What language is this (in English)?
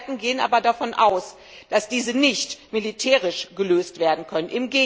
German